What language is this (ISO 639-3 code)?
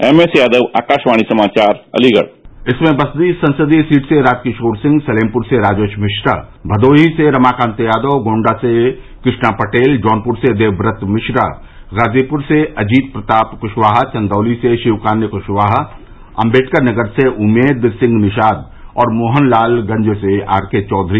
hin